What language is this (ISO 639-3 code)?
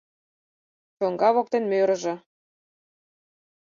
chm